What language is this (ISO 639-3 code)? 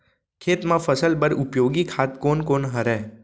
hne